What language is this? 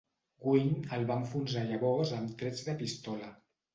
Catalan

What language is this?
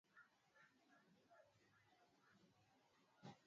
Swahili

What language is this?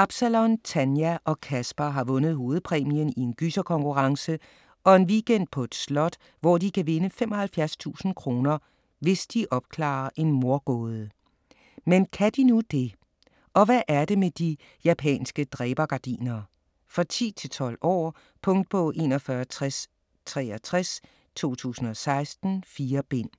Danish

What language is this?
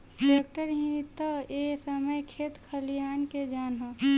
Bhojpuri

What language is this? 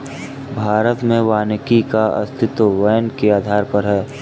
Hindi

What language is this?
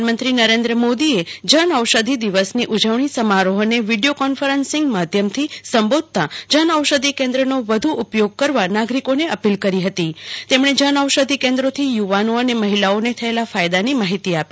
Gujarati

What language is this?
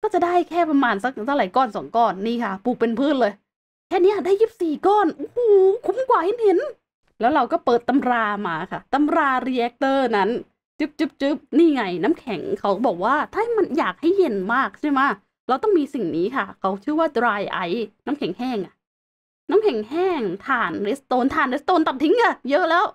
Thai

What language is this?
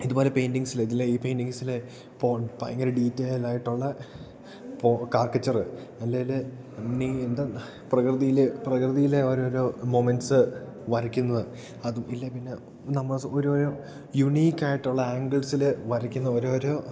Malayalam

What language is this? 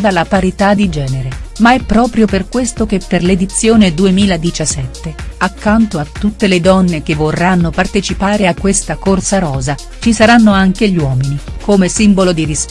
Italian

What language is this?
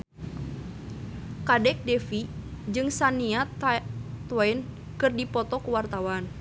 Sundanese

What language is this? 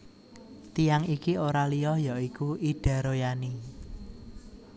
Javanese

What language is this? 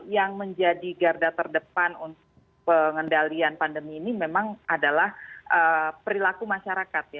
Indonesian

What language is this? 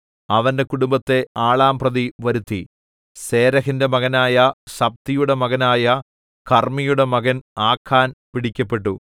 Malayalam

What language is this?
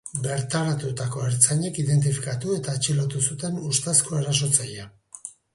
Basque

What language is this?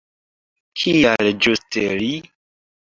Esperanto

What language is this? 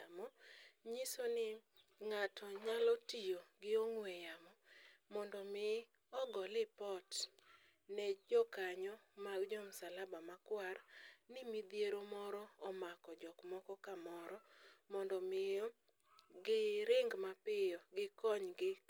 Luo (Kenya and Tanzania)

